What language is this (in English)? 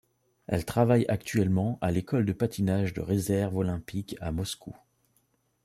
French